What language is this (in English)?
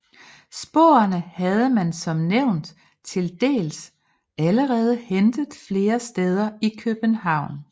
Danish